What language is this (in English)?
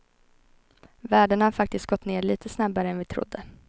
Swedish